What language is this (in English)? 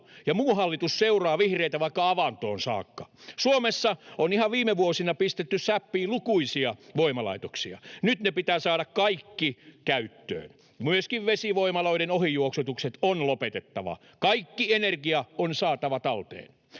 Finnish